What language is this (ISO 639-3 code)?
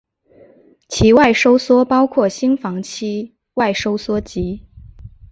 zho